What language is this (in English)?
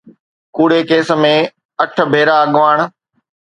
Sindhi